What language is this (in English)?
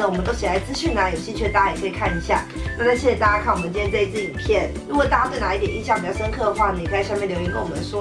Japanese